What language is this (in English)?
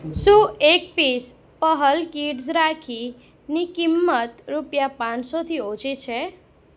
Gujarati